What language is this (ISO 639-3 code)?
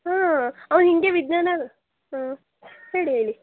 kan